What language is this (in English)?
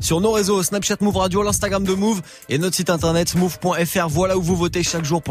French